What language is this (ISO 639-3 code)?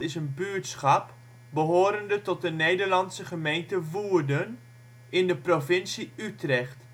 nld